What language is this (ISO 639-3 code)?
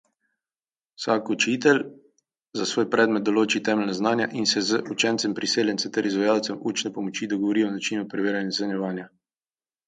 slv